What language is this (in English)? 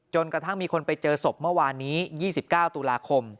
Thai